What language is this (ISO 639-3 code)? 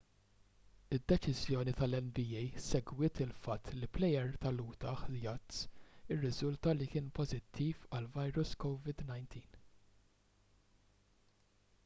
mlt